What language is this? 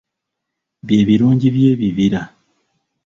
Ganda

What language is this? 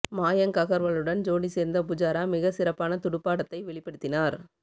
Tamil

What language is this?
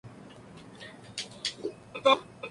Spanish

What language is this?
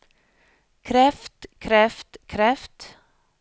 Norwegian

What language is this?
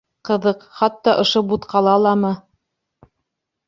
Bashkir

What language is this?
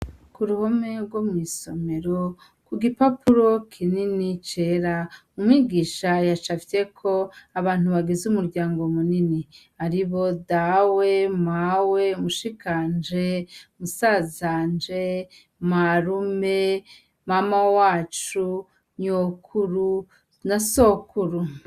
Rundi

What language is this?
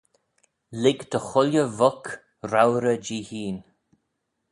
Manx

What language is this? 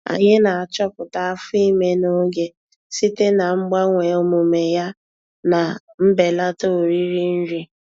Igbo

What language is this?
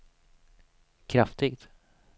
Swedish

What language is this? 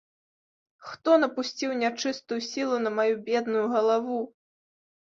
Belarusian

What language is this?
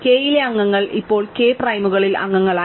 Malayalam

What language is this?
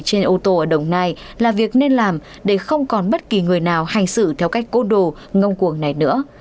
Vietnamese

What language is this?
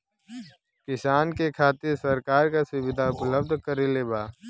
Bhojpuri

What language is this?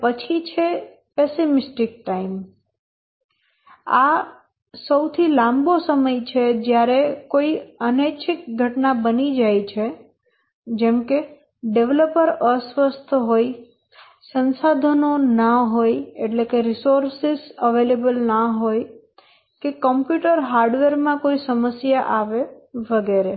Gujarati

